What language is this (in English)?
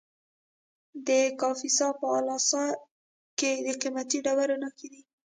Pashto